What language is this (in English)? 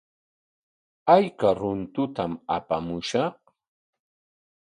Corongo Ancash Quechua